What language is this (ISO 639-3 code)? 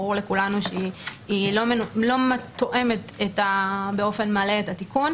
heb